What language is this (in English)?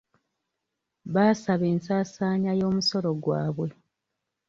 Ganda